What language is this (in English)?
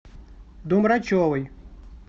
Russian